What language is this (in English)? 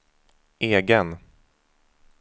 Swedish